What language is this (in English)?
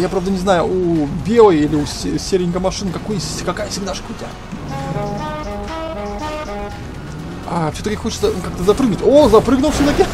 Russian